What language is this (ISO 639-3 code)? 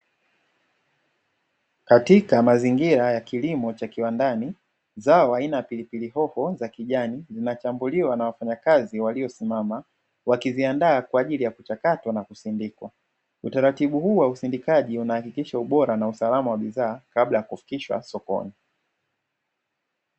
swa